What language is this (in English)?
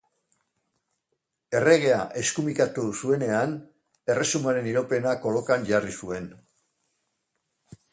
Basque